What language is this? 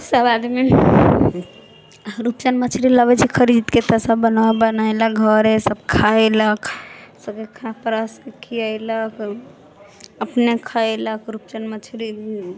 Maithili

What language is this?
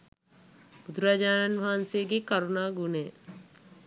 Sinhala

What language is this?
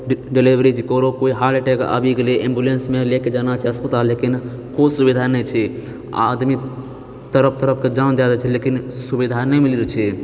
Maithili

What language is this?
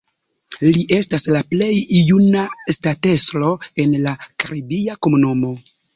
Esperanto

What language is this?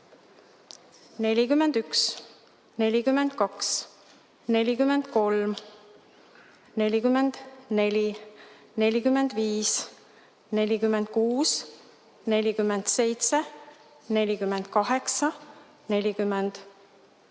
Estonian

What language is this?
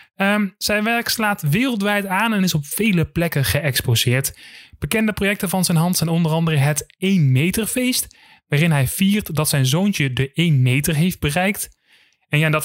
Dutch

